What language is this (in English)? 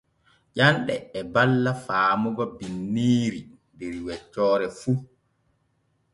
Borgu Fulfulde